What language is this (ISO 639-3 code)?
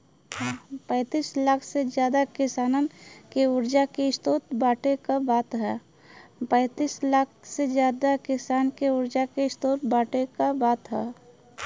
bho